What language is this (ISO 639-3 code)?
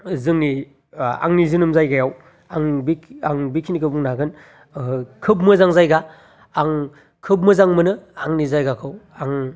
brx